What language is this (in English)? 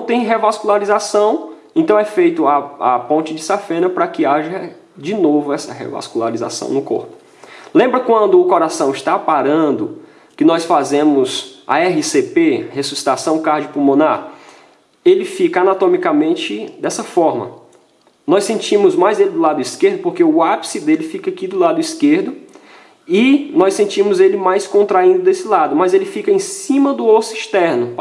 Portuguese